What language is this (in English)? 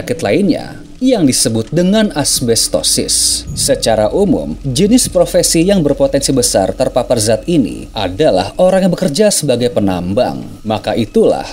Indonesian